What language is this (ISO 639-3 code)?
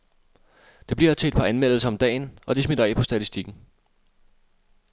dan